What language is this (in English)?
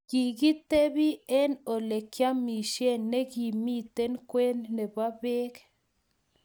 Kalenjin